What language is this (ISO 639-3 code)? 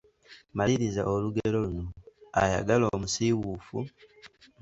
lug